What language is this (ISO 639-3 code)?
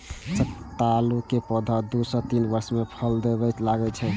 mai